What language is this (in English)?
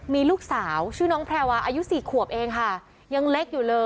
Thai